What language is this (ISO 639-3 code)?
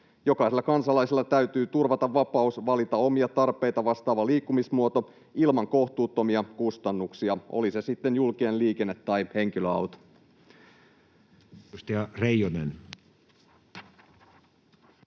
fin